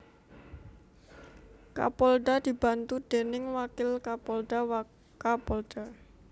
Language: Javanese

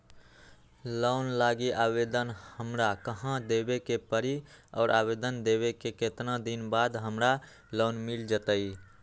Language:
Magahi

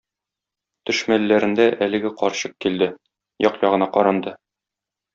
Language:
Tatar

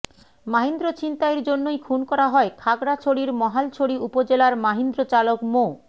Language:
Bangla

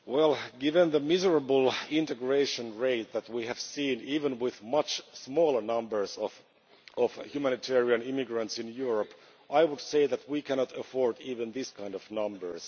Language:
English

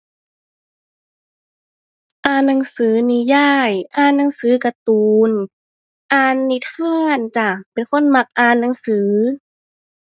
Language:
Thai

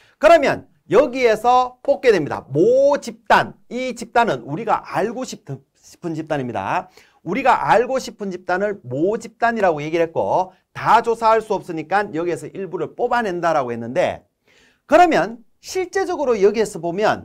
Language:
Korean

